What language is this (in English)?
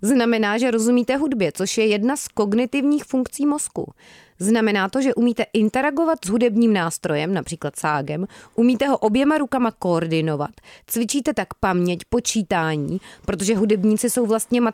Czech